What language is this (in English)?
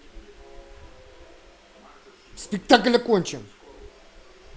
Russian